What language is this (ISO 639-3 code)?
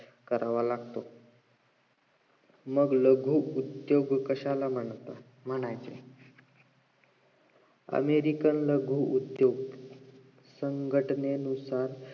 mar